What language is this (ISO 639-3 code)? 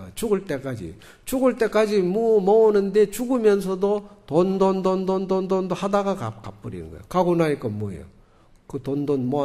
kor